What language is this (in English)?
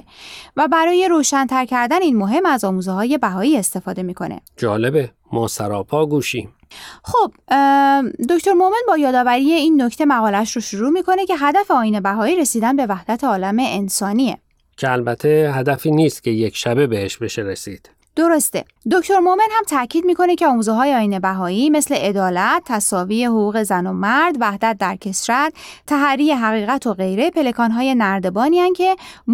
Persian